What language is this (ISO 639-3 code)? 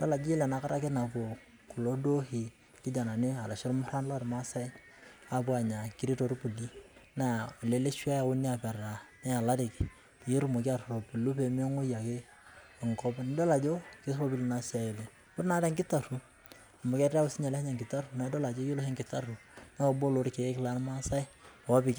mas